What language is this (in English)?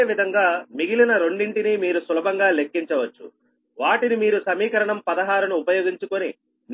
Telugu